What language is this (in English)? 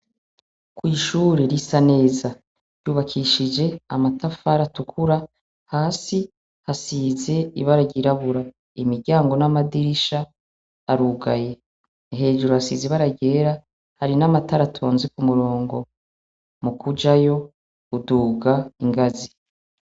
Rundi